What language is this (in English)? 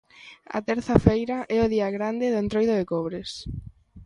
Galician